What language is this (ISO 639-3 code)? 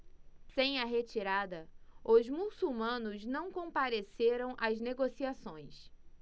por